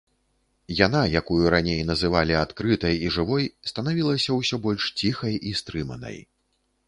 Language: Belarusian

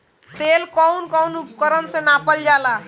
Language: Bhojpuri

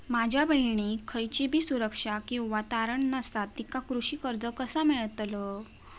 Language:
Marathi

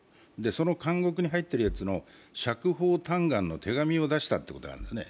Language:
Japanese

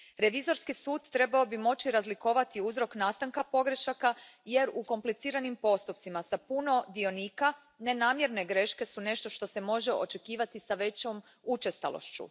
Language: Croatian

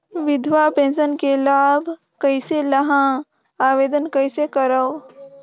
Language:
Chhattisgarhi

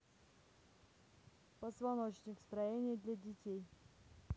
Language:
Russian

